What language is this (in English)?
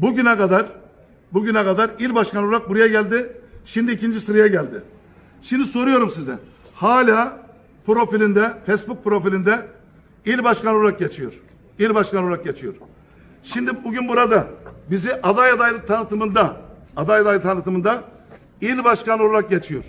Turkish